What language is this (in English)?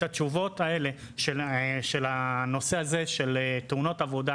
Hebrew